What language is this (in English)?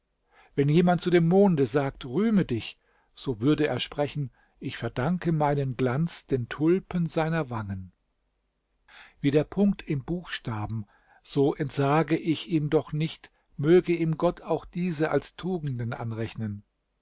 German